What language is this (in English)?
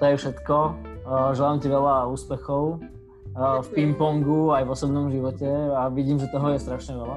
Slovak